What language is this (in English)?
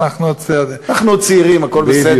Hebrew